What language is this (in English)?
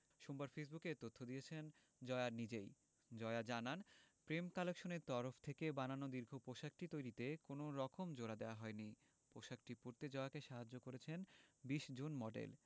Bangla